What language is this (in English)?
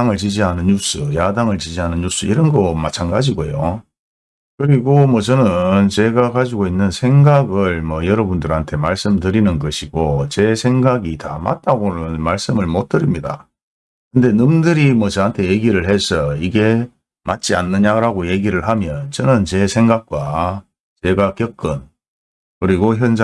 Korean